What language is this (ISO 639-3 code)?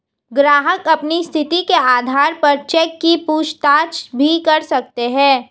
hin